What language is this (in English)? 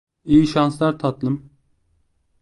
Turkish